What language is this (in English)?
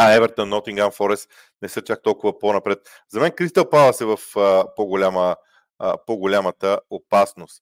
Bulgarian